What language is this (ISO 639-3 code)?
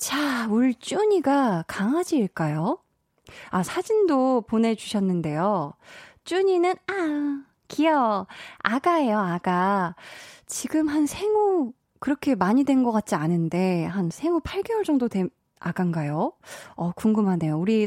kor